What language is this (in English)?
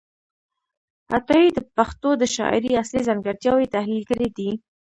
Pashto